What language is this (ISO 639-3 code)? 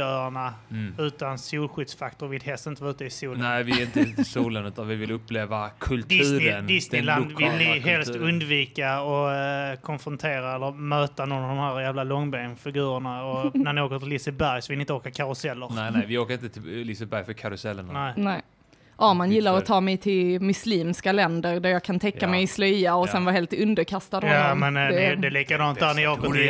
swe